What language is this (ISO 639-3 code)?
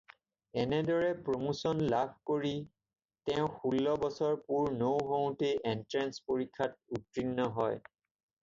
asm